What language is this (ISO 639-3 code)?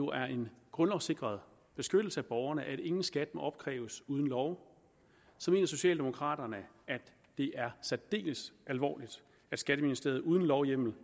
dan